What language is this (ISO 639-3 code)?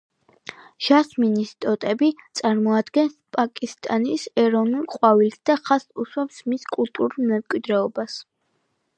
kat